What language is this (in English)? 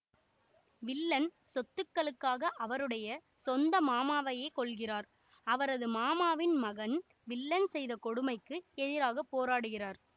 Tamil